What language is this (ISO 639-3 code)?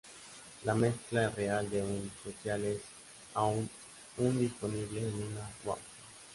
spa